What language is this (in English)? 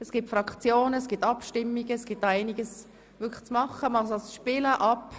Swiss German